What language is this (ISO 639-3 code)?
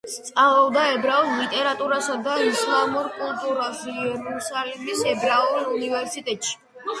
kat